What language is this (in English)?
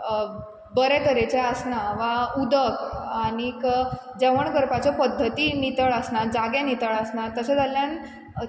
Konkani